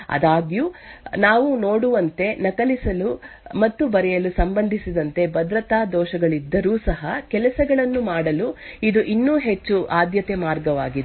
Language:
Kannada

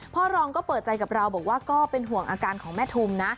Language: Thai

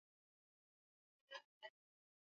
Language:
Swahili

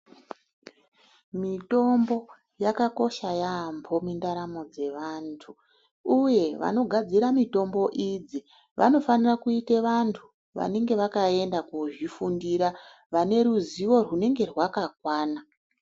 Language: Ndau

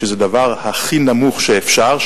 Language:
Hebrew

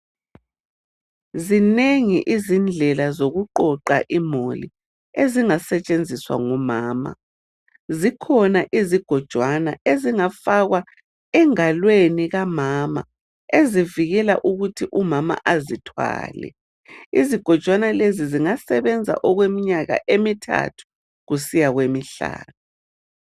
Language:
North Ndebele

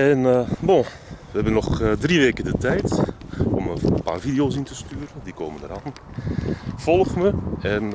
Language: Dutch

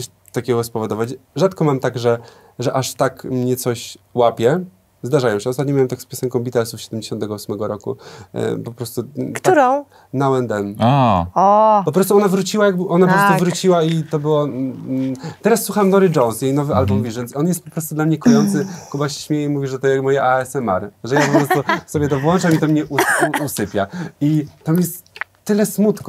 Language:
Polish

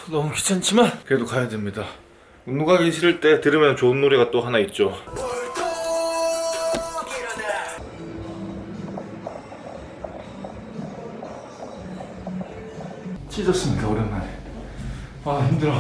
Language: Korean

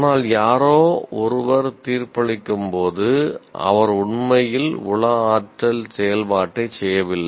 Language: Tamil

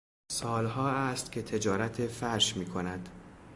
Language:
Persian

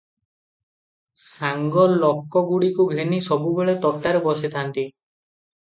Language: Odia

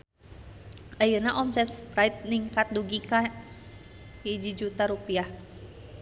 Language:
Sundanese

